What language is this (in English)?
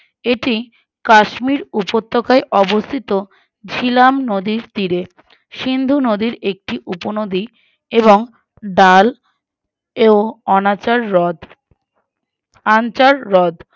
Bangla